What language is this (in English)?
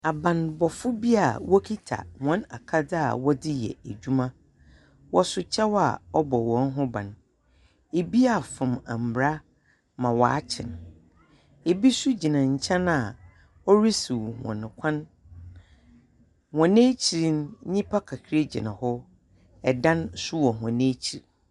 Akan